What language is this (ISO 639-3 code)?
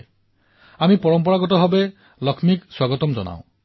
asm